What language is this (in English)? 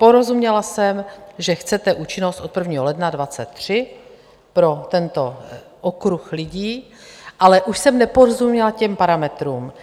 Czech